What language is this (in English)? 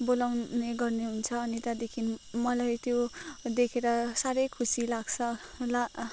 Nepali